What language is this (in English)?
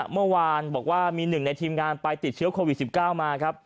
Thai